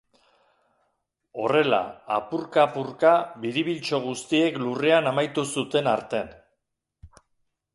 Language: Basque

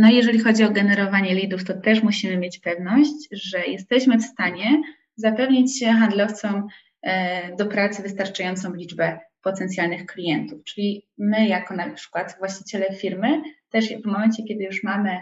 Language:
Polish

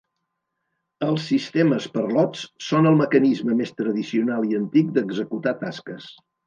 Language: Catalan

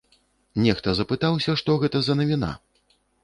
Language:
Belarusian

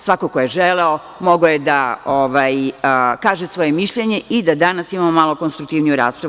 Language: Serbian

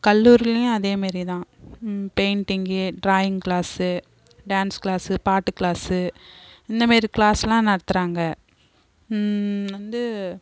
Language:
Tamil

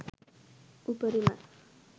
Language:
Sinhala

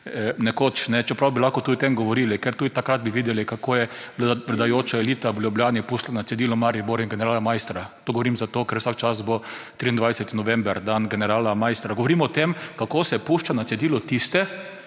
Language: Slovenian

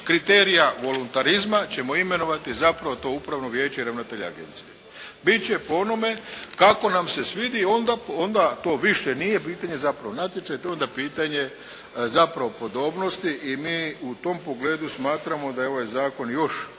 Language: Croatian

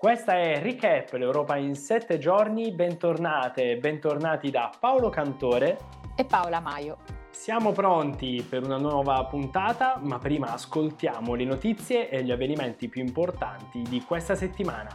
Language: Italian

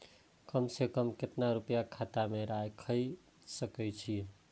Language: Maithili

